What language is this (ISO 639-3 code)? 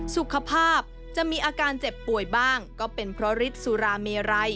tha